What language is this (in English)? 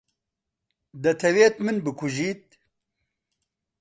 Central Kurdish